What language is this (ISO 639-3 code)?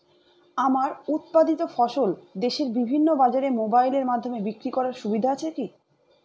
ben